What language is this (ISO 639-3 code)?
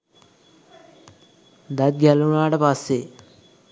sin